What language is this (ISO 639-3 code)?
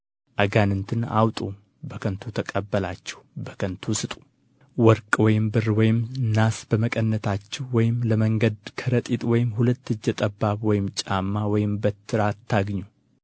amh